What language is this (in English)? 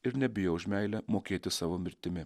Lithuanian